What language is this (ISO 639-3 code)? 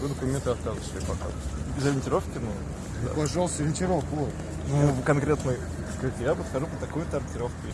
rus